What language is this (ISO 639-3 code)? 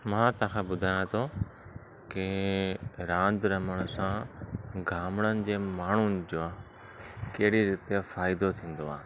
snd